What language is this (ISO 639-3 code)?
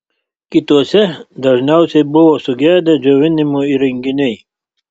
lit